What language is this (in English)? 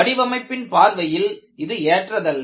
Tamil